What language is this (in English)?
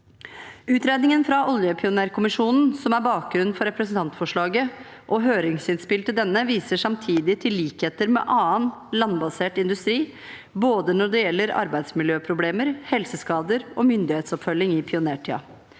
Norwegian